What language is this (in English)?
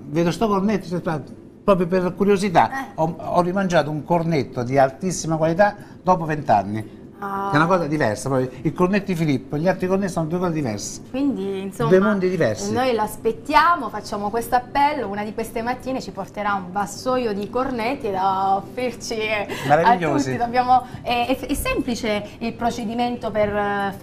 Italian